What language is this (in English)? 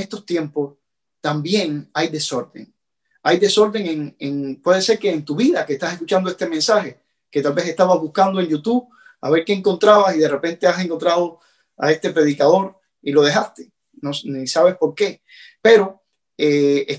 Spanish